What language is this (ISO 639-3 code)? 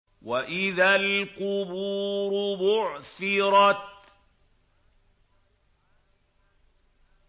ara